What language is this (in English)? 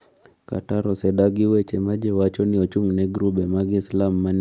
Luo (Kenya and Tanzania)